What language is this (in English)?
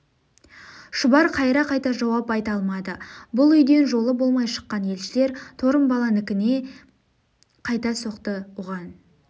Kazakh